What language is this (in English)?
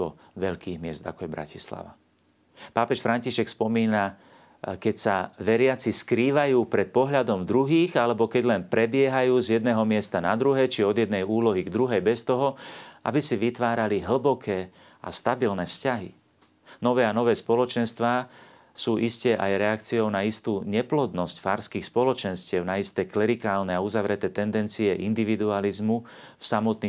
Slovak